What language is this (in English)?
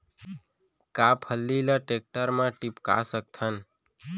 Chhattisgarhi